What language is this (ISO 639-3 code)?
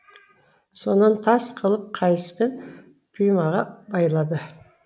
kaz